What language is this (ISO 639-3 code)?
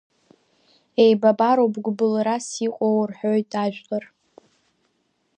abk